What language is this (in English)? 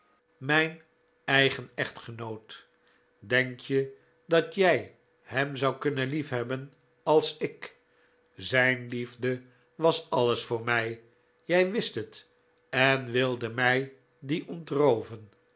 Dutch